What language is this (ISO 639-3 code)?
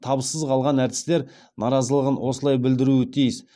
kaz